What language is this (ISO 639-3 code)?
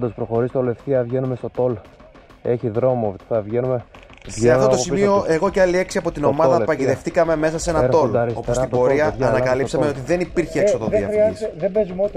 ell